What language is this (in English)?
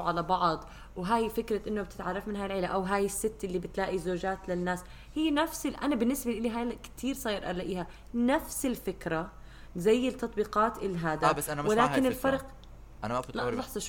Arabic